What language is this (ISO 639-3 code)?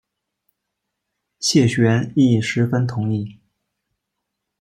zho